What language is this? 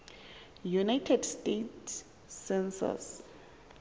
Xhosa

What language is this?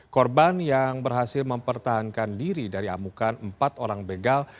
Indonesian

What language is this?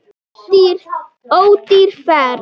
Icelandic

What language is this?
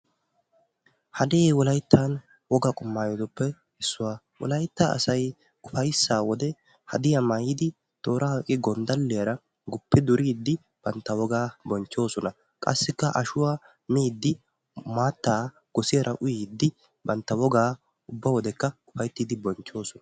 Wolaytta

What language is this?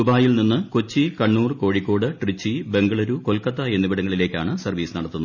Malayalam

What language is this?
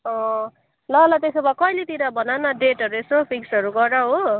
Nepali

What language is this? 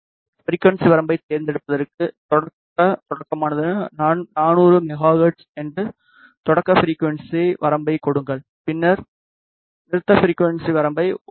Tamil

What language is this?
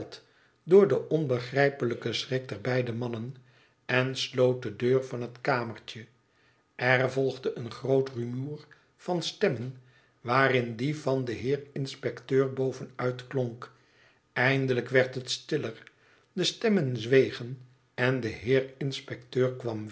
Dutch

